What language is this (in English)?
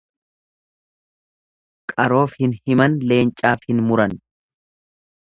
Oromo